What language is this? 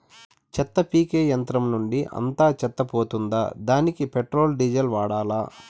Telugu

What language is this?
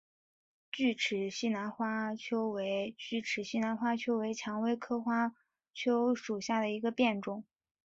Chinese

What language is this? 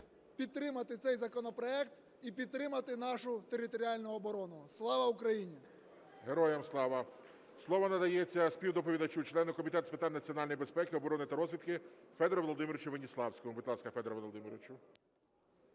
Ukrainian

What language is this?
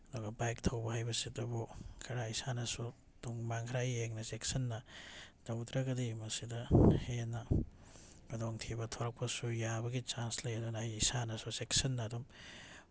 Manipuri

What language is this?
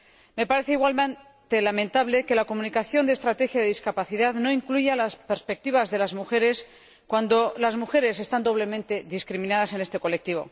Spanish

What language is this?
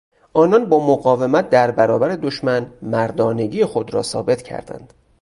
Persian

